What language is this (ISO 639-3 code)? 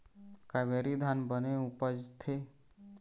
hne